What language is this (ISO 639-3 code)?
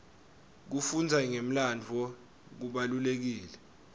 ssw